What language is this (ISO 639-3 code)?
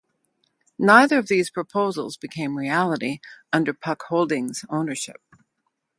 eng